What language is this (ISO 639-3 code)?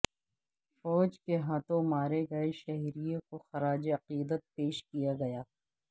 urd